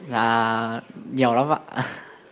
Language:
Vietnamese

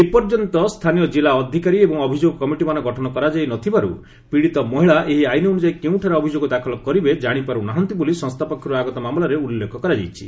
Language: Odia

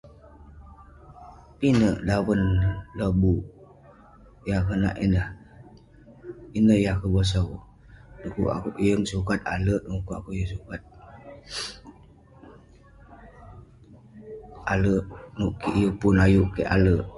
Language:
Western Penan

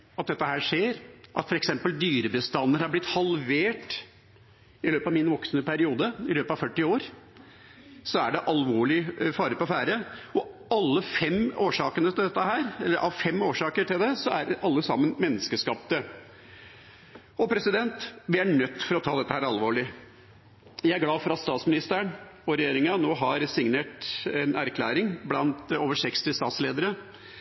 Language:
Norwegian Bokmål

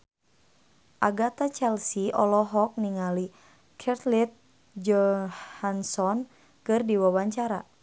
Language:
Sundanese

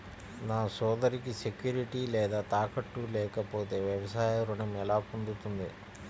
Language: Telugu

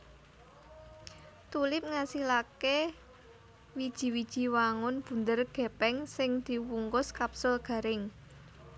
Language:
Javanese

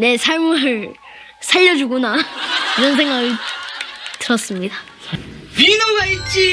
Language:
Korean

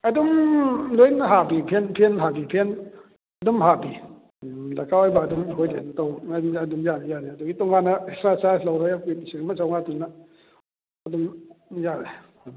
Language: Manipuri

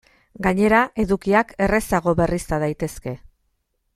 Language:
Basque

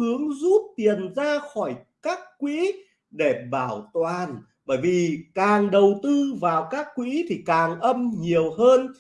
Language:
Vietnamese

